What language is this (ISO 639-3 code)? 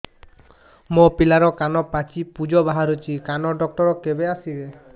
ori